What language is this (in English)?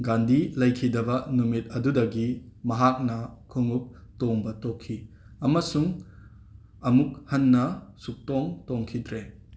Manipuri